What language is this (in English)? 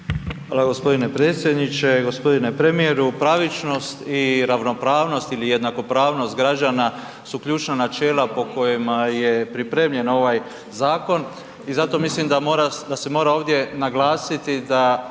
Croatian